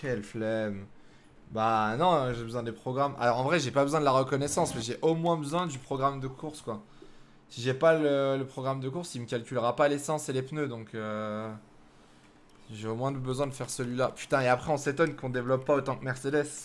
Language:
French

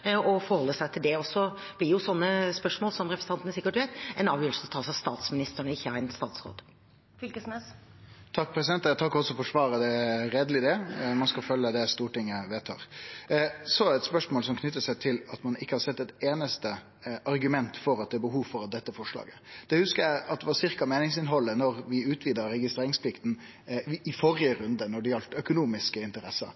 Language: Norwegian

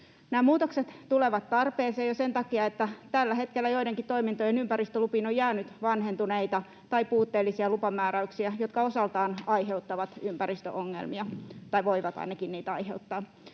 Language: Finnish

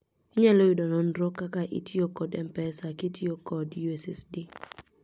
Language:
Luo (Kenya and Tanzania)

